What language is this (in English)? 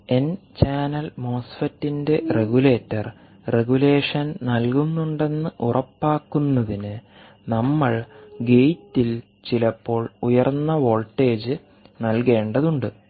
Malayalam